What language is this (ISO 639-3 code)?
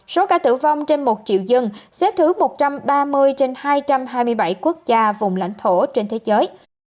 vie